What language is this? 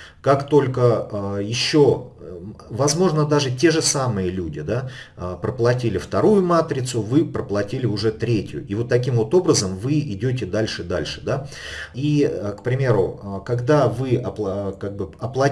Russian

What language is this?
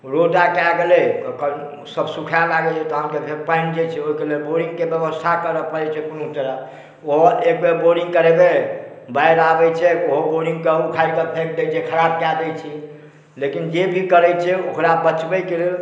Maithili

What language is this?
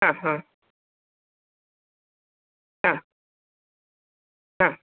Malayalam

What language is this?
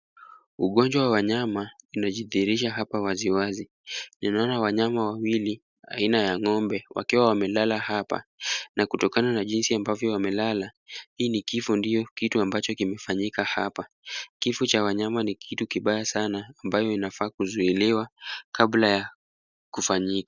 Swahili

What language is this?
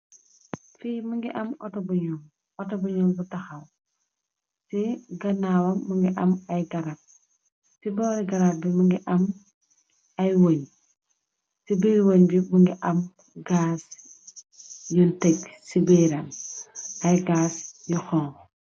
Wolof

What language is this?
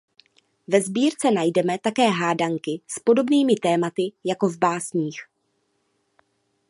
Czech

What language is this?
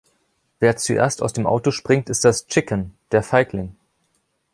German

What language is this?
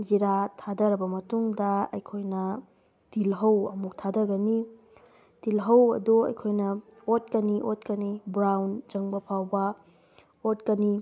Manipuri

